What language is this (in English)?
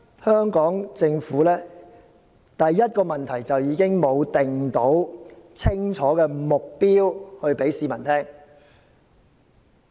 Cantonese